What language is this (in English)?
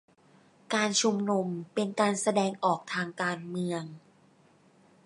Thai